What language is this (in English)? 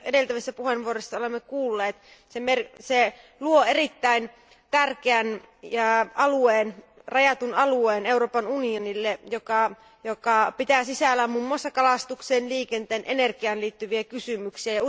Finnish